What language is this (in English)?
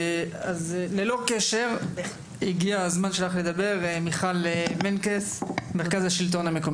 Hebrew